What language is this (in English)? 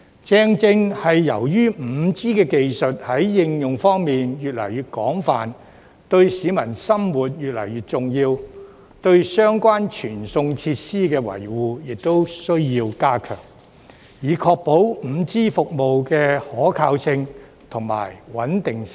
Cantonese